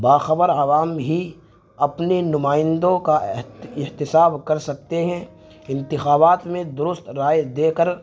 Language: Urdu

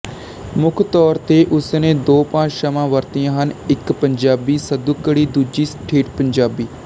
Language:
Punjabi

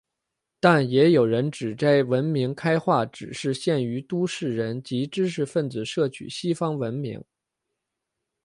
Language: Chinese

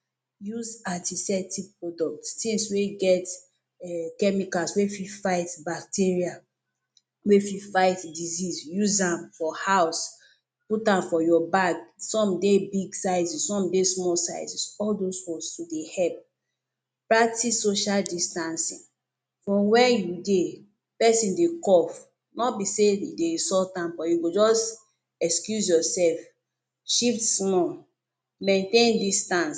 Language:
Nigerian Pidgin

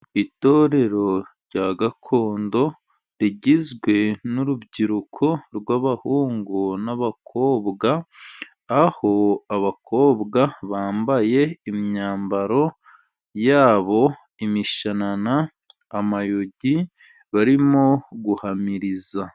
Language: Kinyarwanda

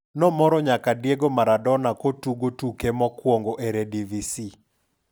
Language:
Luo (Kenya and Tanzania)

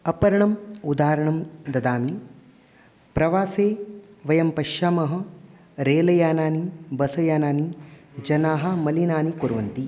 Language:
Sanskrit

